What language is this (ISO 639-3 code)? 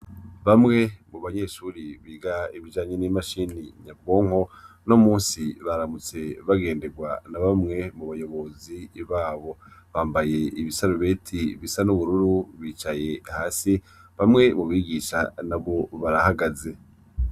run